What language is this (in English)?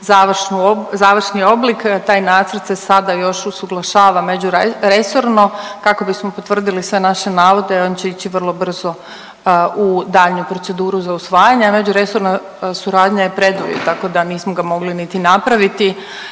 Croatian